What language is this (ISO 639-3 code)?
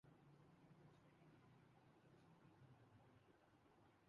urd